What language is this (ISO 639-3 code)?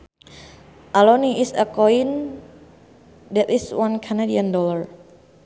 sun